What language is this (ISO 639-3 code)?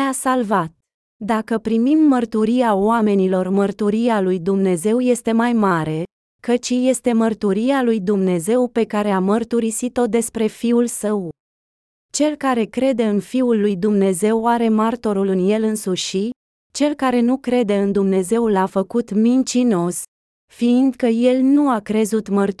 ron